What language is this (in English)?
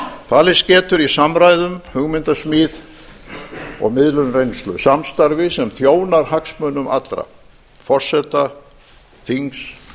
Icelandic